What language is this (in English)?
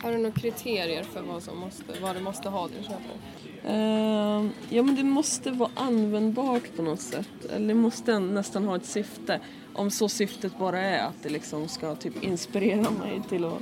Swedish